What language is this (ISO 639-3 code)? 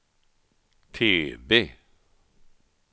swe